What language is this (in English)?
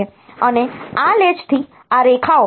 Gujarati